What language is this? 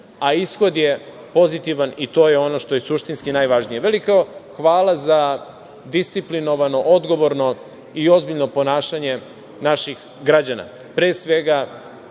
Serbian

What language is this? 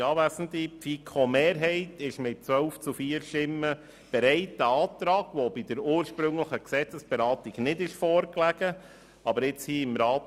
Swiss German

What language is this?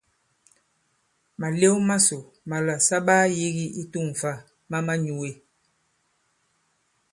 Bankon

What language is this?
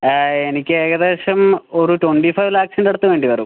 Malayalam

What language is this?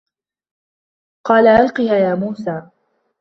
Arabic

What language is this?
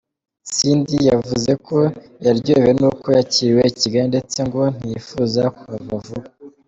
Kinyarwanda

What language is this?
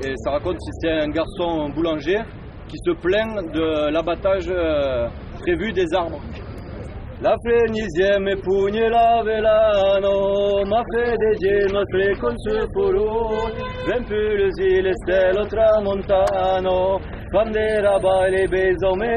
French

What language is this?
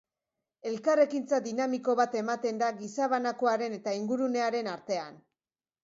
Basque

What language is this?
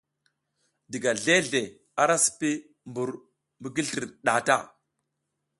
South Giziga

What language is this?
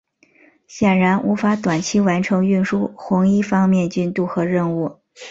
Chinese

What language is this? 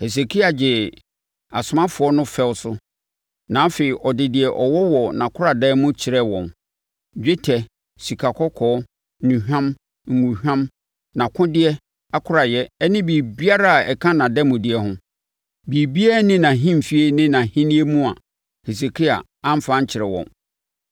Akan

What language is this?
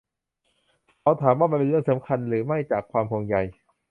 Thai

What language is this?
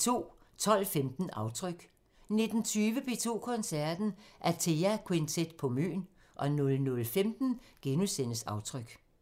Danish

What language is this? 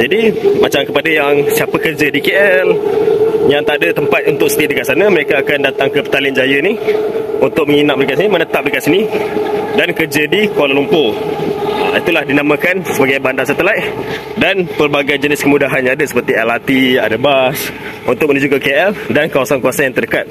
Malay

